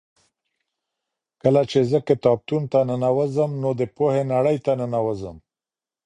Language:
Pashto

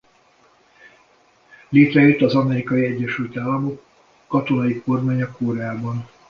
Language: Hungarian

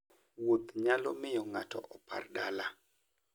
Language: Luo (Kenya and Tanzania)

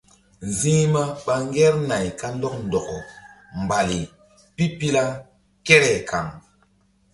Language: Mbum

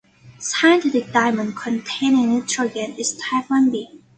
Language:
English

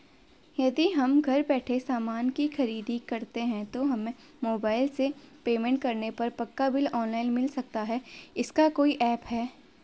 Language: Hindi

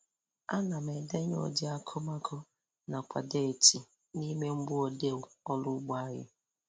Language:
Igbo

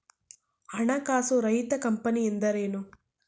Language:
Kannada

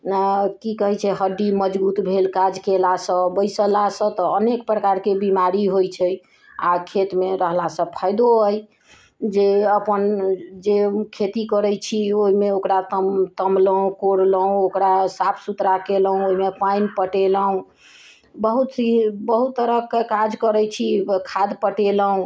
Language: Maithili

